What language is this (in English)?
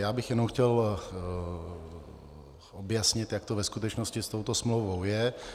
Czech